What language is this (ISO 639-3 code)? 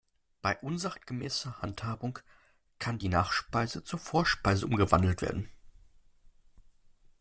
deu